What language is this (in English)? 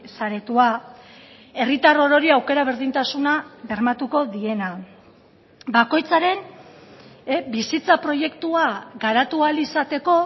Basque